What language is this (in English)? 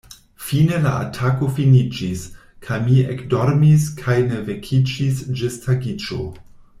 Esperanto